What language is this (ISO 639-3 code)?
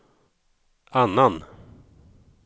swe